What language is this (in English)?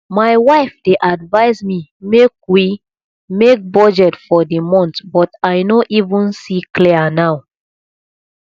Nigerian Pidgin